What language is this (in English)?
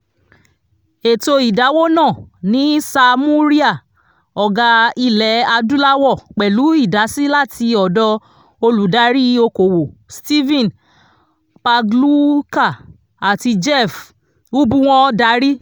Yoruba